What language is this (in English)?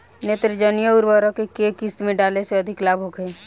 Bhojpuri